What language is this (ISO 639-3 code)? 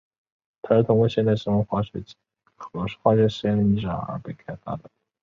zho